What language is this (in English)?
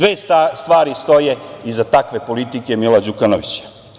Serbian